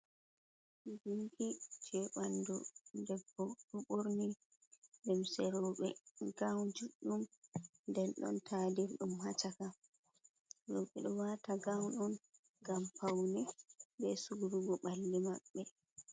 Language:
Fula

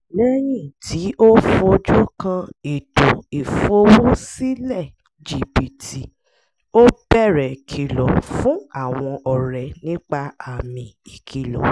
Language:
Yoruba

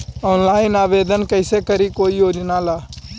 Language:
Magahi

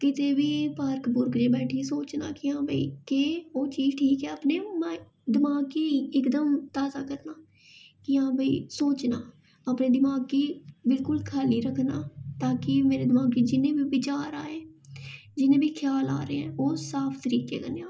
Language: Dogri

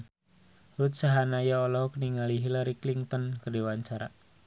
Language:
Sundanese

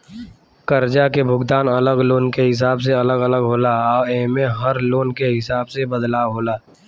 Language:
Bhojpuri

